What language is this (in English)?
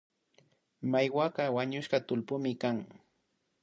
Imbabura Highland Quichua